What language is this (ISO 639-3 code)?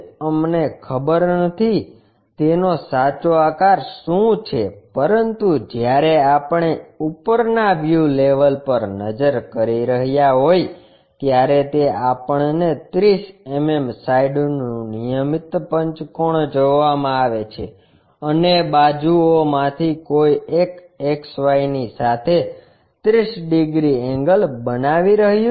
guj